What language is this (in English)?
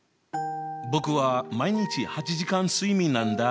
Japanese